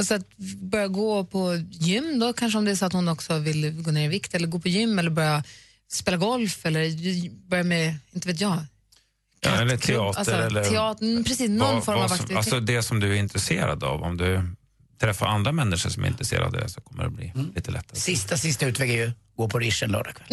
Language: Swedish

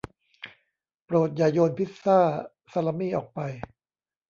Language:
Thai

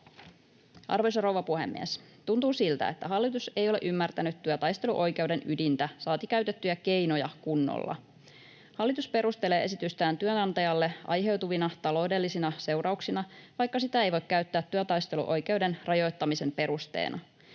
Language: Finnish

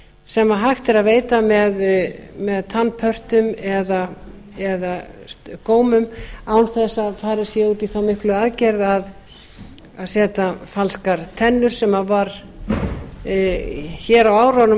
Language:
Icelandic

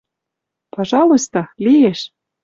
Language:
Western Mari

